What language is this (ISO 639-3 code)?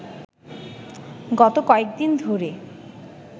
ben